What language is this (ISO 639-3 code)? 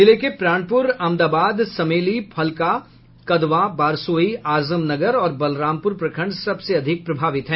hin